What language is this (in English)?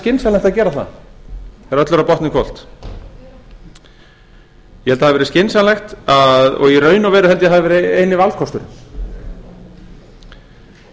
Icelandic